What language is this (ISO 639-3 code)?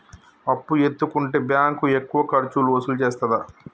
tel